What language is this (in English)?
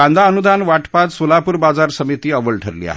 Marathi